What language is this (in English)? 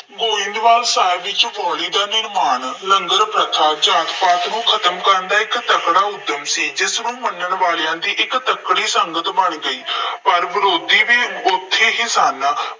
Punjabi